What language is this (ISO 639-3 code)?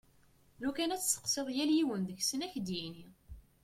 kab